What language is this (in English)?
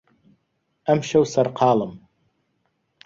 Central Kurdish